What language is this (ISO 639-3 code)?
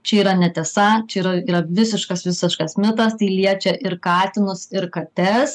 lit